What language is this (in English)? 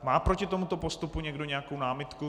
Czech